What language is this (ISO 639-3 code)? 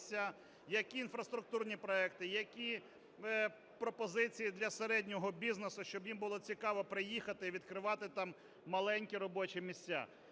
ukr